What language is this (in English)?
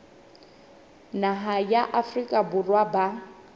Southern Sotho